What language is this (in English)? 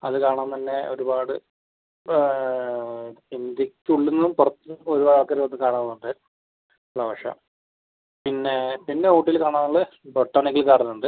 Malayalam